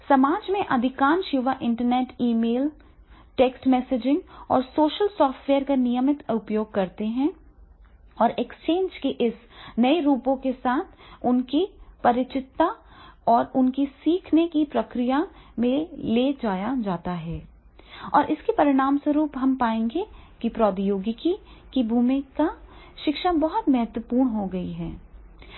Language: Hindi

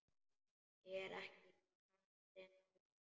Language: Icelandic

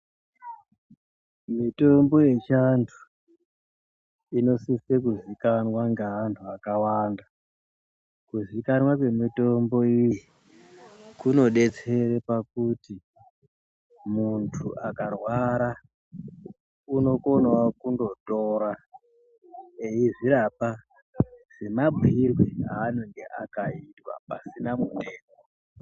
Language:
Ndau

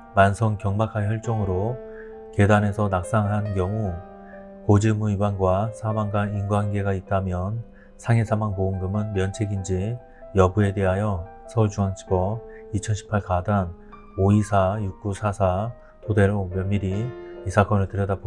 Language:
Korean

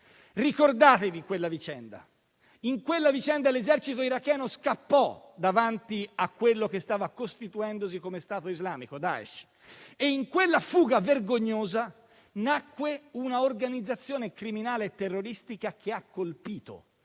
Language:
Italian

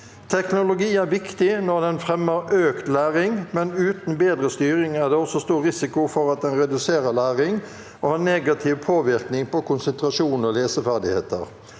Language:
Norwegian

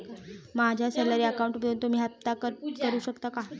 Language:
Marathi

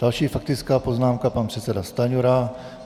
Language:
Czech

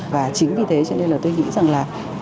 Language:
Vietnamese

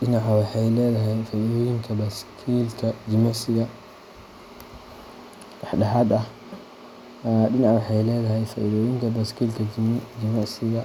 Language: Somali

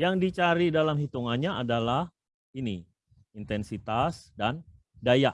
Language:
Indonesian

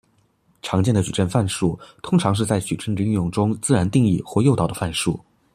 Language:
Chinese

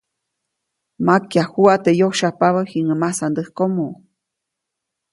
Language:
Copainalá Zoque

